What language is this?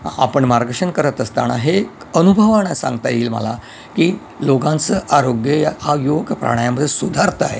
Marathi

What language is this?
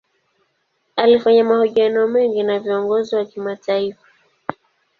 Swahili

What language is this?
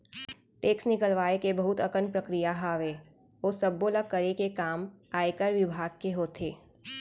Chhattisgarhi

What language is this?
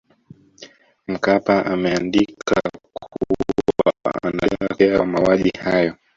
Swahili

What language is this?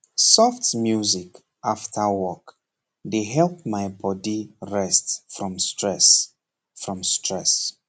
Nigerian Pidgin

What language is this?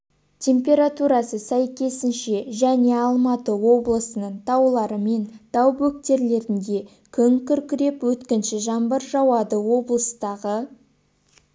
Kazakh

